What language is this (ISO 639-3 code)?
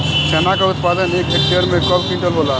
bho